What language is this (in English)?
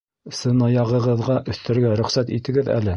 Bashkir